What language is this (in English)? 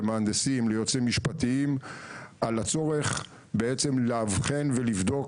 Hebrew